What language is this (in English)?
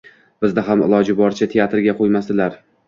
Uzbek